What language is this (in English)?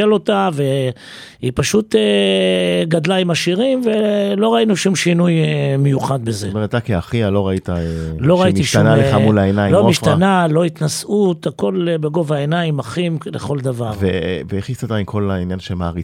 Hebrew